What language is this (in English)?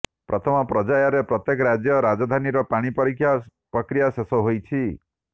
Odia